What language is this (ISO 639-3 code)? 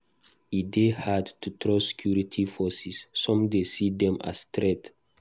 pcm